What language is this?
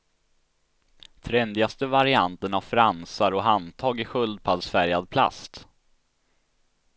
Swedish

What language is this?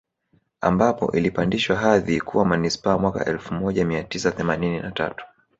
Swahili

